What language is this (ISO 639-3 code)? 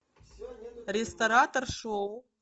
rus